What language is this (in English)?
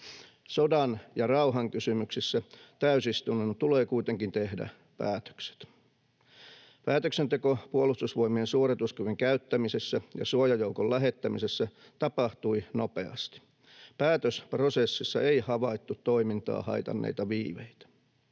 Finnish